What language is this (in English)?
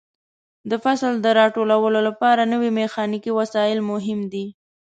Pashto